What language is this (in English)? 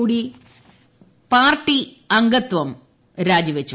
Malayalam